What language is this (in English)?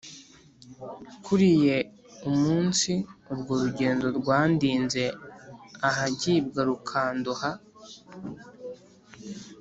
Kinyarwanda